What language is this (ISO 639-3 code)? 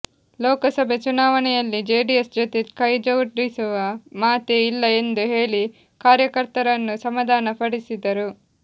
kan